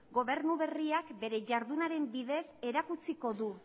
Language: Basque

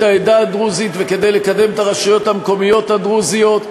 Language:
Hebrew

